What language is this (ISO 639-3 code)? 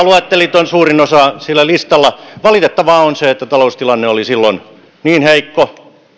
fin